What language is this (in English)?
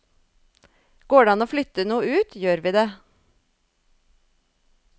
Norwegian